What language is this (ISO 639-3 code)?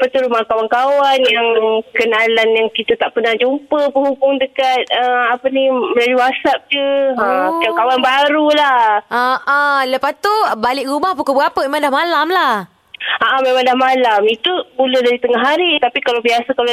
msa